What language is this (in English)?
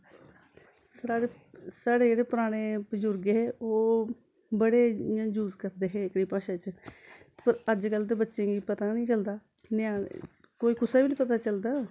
Dogri